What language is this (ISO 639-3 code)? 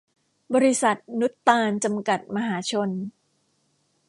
tha